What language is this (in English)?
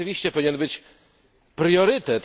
Polish